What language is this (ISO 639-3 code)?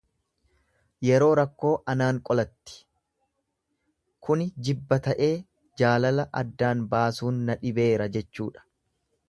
orm